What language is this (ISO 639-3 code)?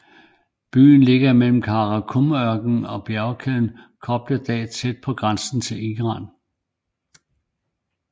dan